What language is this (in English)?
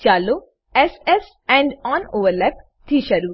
Gujarati